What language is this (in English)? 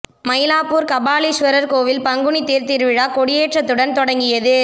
Tamil